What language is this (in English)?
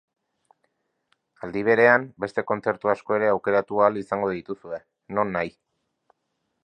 Basque